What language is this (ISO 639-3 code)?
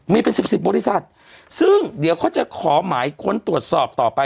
tha